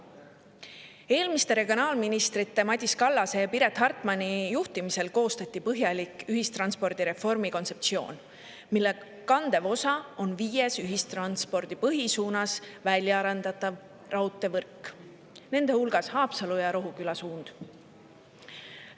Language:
Estonian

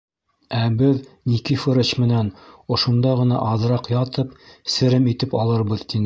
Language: Bashkir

